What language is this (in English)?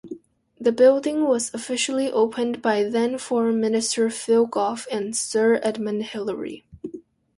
English